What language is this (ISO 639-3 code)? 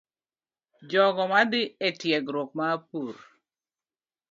luo